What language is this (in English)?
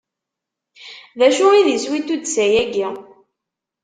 Kabyle